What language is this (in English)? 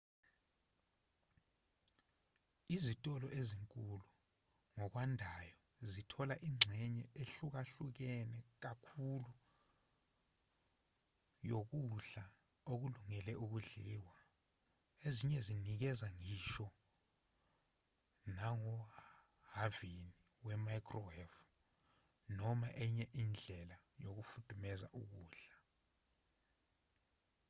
Zulu